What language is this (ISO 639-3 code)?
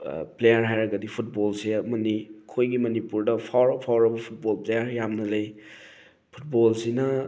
mni